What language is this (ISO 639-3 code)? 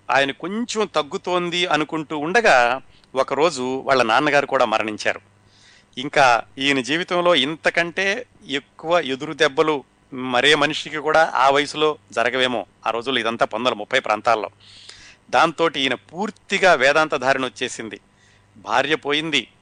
tel